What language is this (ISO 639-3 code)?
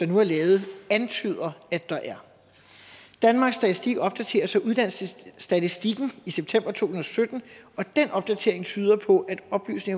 dan